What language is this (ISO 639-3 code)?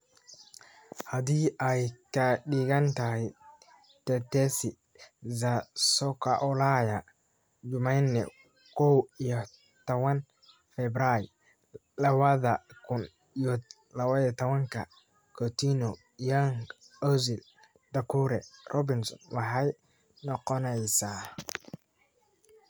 som